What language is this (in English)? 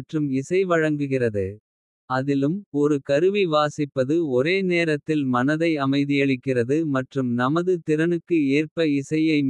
Kota (India)